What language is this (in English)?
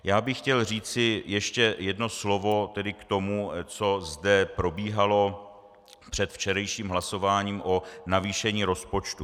Czech